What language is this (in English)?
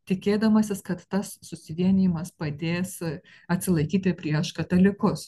Lithuanian